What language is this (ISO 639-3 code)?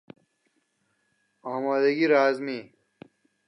fas